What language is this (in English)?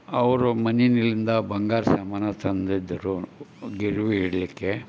Kannada